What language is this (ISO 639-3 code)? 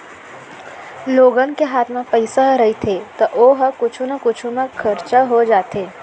hne